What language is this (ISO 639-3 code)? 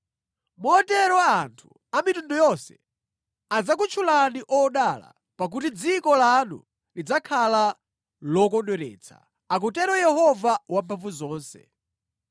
nya